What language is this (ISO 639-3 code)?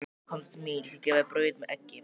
isl